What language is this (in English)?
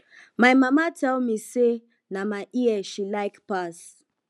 Nigerian Pidgin